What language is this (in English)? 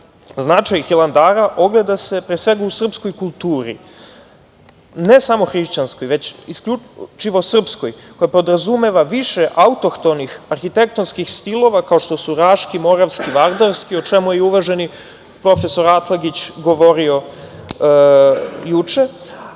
Serbian